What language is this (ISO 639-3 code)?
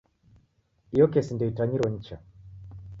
dav